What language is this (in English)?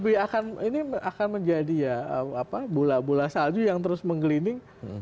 Indonesian